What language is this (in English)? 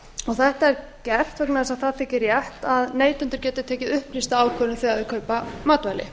Icelandic